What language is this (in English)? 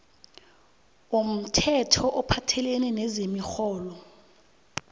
South Ndebele